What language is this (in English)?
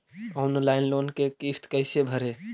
Magahi